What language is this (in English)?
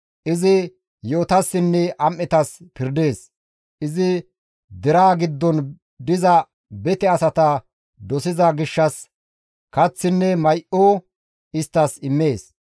Gamo